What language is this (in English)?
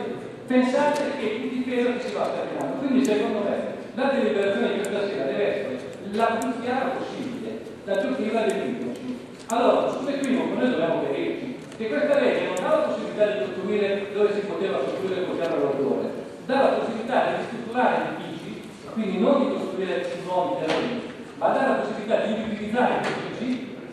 Italian